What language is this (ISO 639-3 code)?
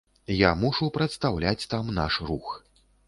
bel